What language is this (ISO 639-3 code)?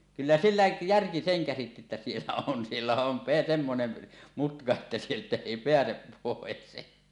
fin